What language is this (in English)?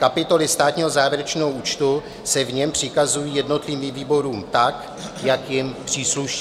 Czech